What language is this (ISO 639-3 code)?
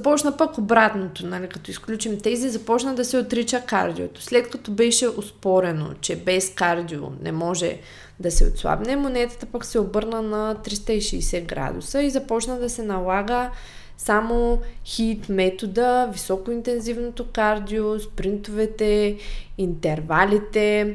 bul